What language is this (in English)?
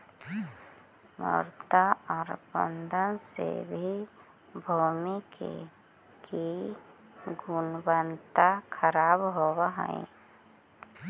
Magahi